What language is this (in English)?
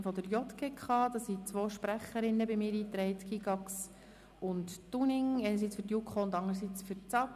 Swiss German